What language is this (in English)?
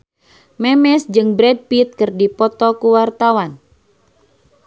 Sundanese